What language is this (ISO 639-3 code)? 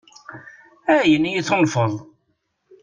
kab